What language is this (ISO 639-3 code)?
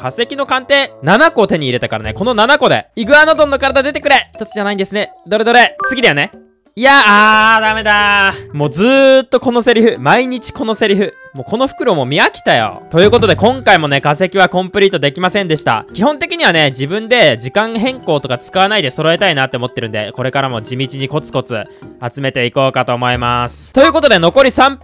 jpn